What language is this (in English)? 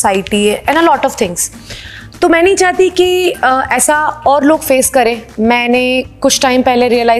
Hindi